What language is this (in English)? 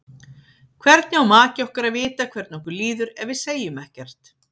Icelandic